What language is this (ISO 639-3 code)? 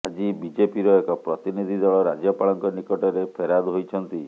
ori